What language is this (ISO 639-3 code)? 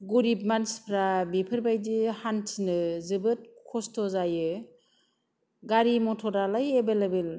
brx